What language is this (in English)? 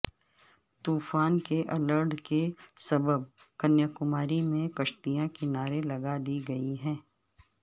Urdu